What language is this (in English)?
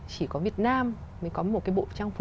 Vietnamese